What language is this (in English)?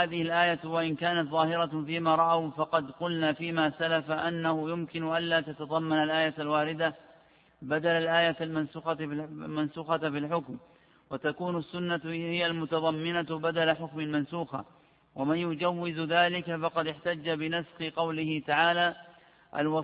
Arabic